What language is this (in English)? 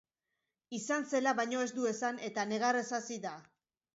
Basque